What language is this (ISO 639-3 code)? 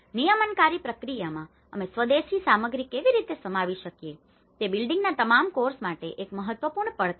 guj